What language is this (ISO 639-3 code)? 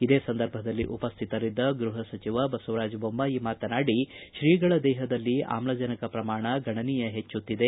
kan